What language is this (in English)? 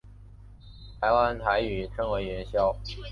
Chinese